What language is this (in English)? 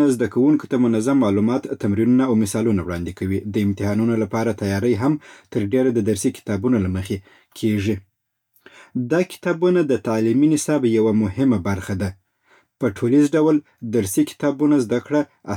Southern Pashto